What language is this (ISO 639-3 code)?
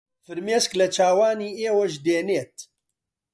ckb